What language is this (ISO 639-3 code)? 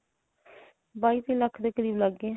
pan